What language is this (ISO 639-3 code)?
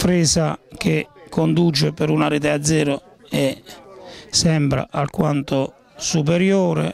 ita